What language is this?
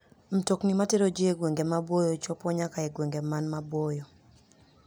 Luo (Kenya and Tanzania)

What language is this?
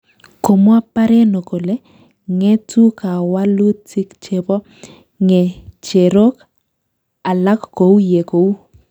Kalenjin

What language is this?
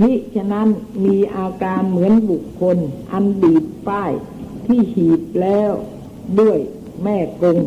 Thai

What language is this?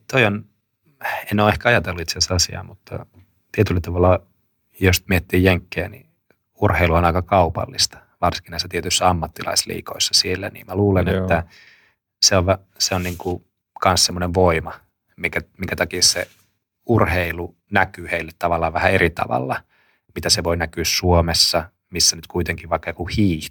Finnish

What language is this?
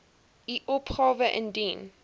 Afrikaans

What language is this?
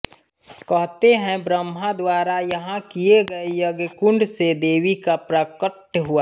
Hindi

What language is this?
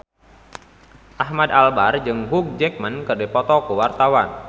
Sundanese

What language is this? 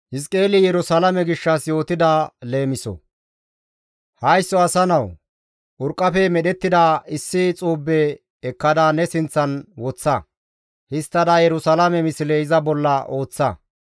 Gamo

